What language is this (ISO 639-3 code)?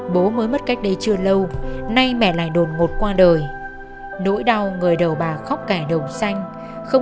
vie